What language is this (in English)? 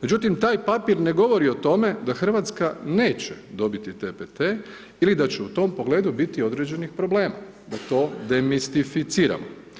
Croatian